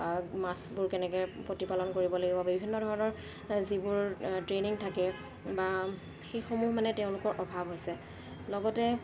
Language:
Assamese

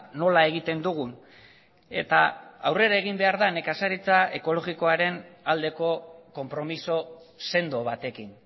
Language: Basque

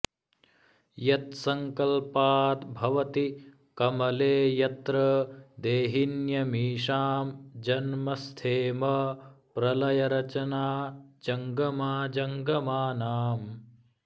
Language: Sanskrit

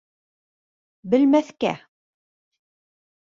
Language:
Bashkir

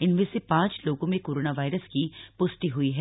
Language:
Hindi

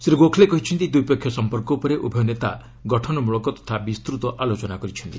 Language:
Odia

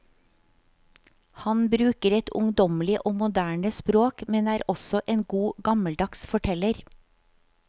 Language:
Norwegian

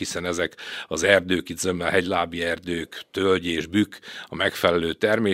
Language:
Hungarian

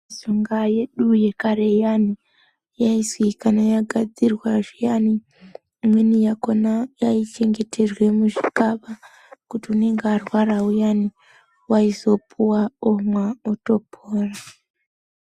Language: Ndau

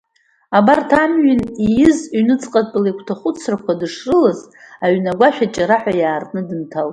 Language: Abkhazian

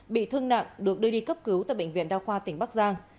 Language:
Vietnamese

